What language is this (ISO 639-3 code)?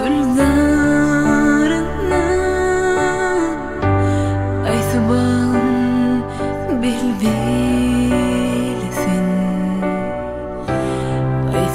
ron